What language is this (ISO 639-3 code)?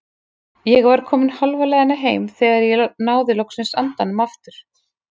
isl